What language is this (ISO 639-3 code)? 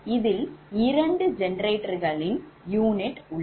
tam